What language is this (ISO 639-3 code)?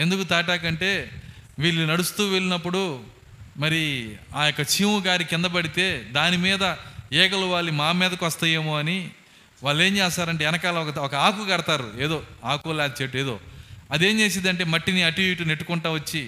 tel